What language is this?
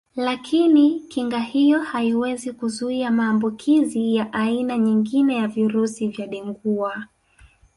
Swahili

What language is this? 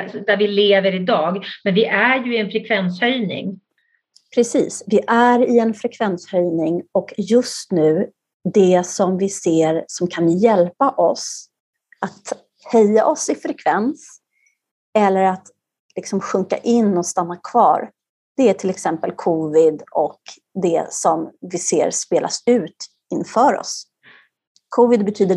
Swedish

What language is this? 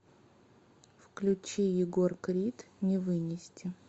Russian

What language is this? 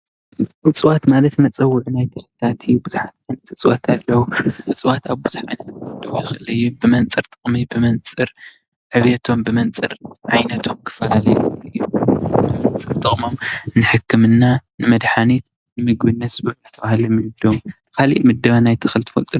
Tigrinya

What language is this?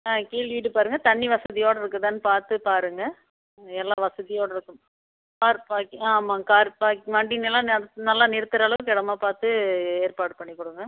Tamil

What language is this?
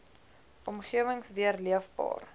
Afrikaans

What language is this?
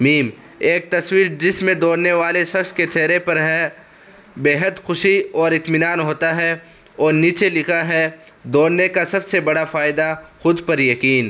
Urdu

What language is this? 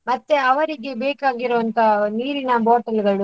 Kannada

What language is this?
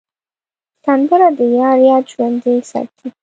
Pashto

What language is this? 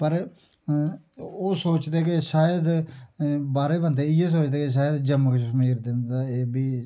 Dogri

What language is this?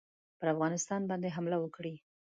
Pashto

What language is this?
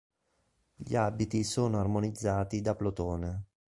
Italian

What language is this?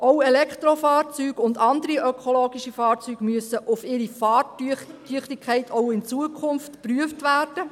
Swiss German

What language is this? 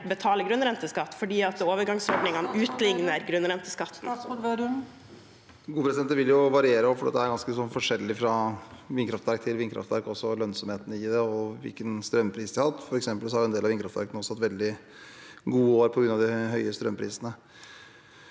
Norwegian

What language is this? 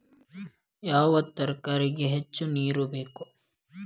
Kannada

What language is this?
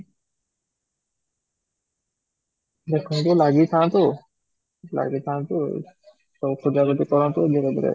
Odia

